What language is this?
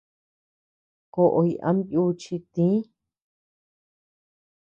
Tepeuxila Cuicatec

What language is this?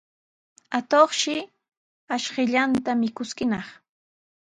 Sihuas Ancash Quechua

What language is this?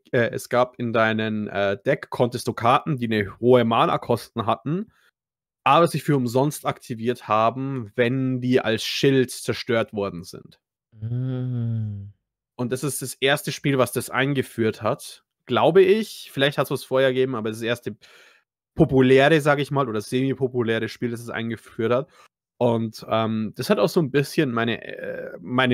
German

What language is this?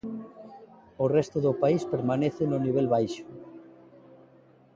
Galician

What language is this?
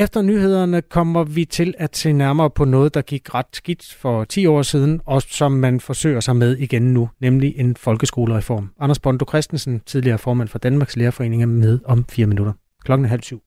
Danish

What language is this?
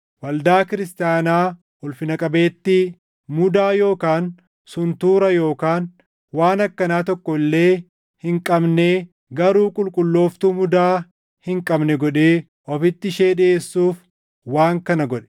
Oromo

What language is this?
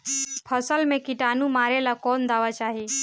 Bhojpuri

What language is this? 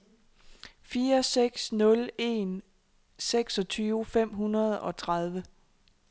Danish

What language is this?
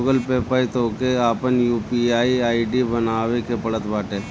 Bhojpuri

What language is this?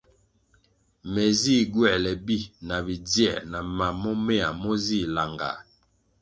Kwasio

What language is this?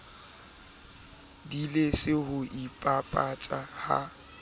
Southern Sotho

